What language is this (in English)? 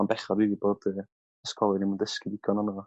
Welsh